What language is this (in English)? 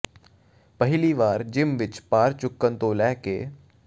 Punjabi